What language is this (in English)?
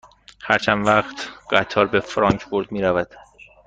Persian